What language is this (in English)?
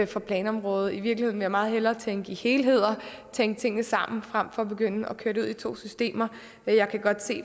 Danish